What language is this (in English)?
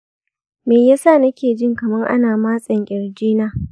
Hausa